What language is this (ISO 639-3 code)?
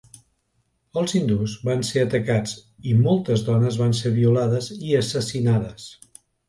cat